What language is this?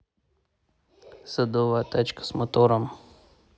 Russian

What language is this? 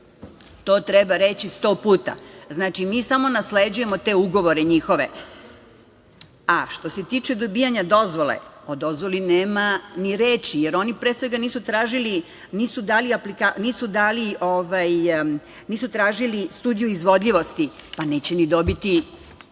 Serbian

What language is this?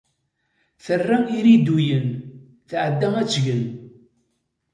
Kabyle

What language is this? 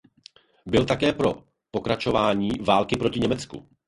Czech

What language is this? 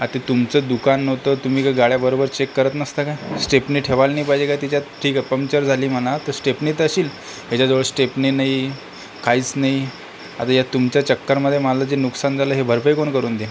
Marathi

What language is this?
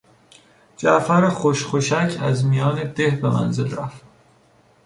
Persian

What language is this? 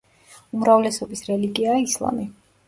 Georgian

